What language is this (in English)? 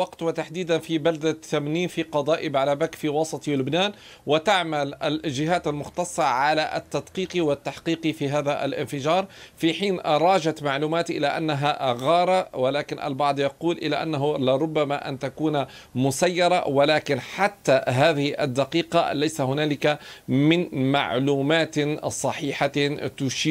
Arabic